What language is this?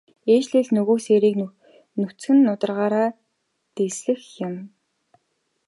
Mongolian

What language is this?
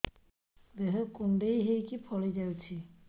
Odia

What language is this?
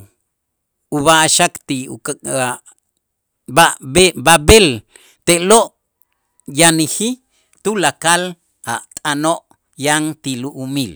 Itzá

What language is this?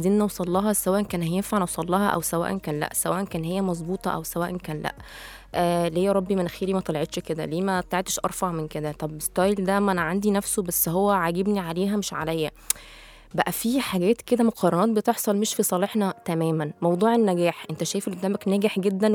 Arabic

